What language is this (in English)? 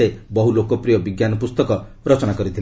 Odia